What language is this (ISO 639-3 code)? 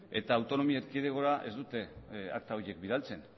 eus